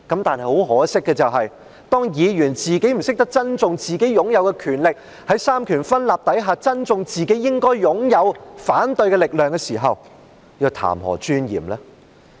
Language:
Cantonese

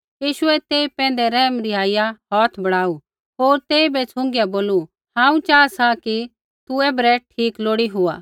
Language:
Kullu Pahari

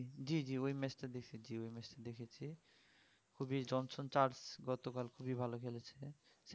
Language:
Bangla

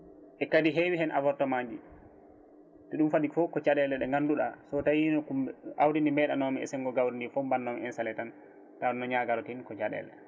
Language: Fula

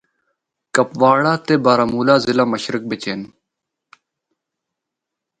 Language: Northern Hindko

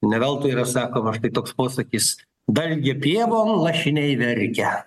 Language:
Lithuanian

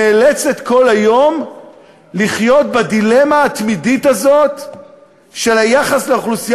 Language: Hebrew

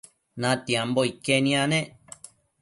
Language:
Matsés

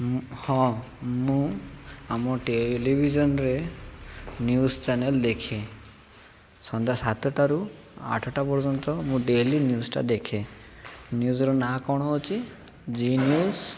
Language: Odia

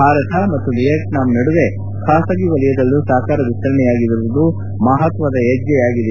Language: Kannada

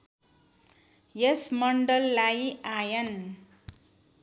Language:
Nepali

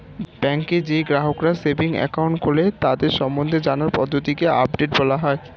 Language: Bangla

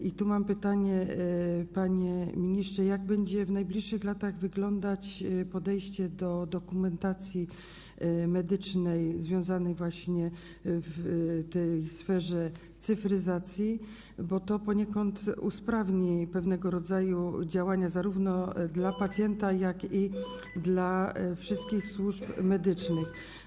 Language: Polish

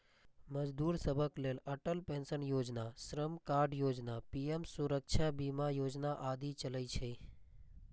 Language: Maithili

